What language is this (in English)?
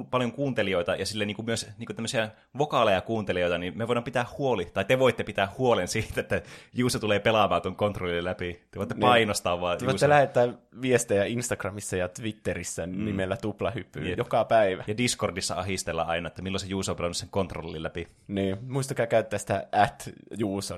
Finnish